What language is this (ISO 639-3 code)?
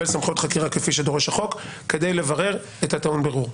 heb